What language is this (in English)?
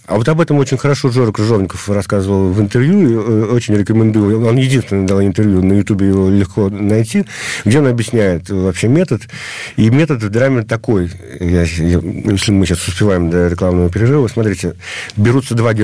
Russian